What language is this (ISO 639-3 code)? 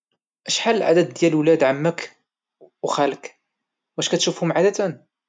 ary